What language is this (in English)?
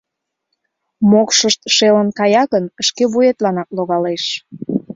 Mari